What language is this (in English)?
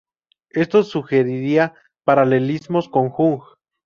Spanish